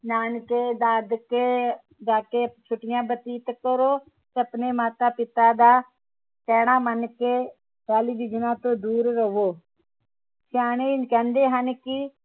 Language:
Punjabi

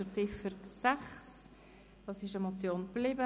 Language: Swiss German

